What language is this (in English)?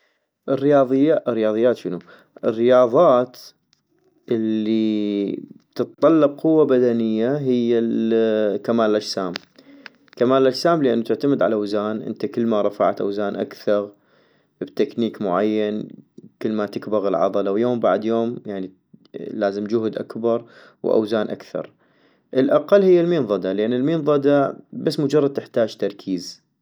North Mesopotamian Arabic